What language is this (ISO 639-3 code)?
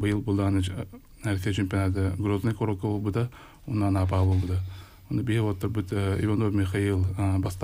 rus